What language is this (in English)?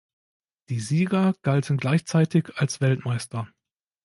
German